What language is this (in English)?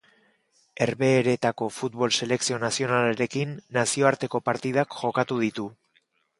Basque